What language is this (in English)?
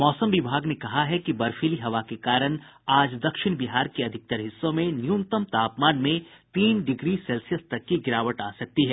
Hindi